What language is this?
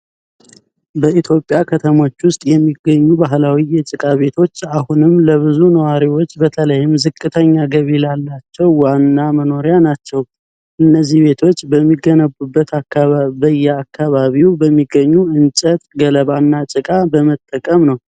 Amharic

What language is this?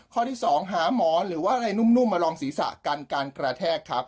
Thai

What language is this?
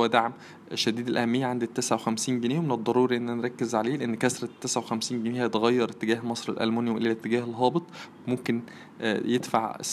Arabic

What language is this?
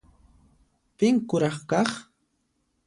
Puno Quechua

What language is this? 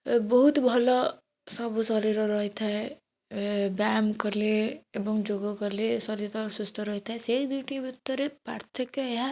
Odia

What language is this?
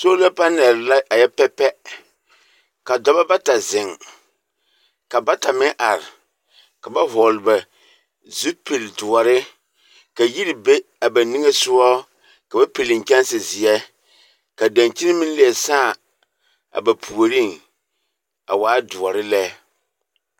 Southern Dagaare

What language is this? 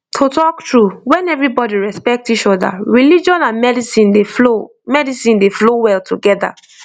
Nigerian Pidgin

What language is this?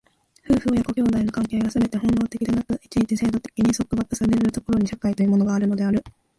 Japanese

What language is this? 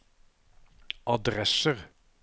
Norwegian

